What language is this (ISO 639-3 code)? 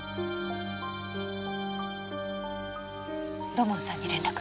jpn